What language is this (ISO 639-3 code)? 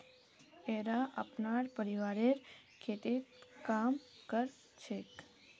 mag